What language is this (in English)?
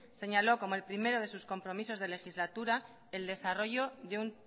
Spanish